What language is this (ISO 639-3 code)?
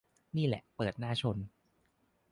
tha